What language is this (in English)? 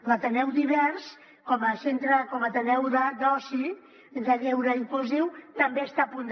Catalan